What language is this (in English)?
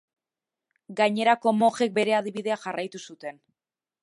Basque